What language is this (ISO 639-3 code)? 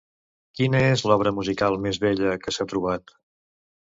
cat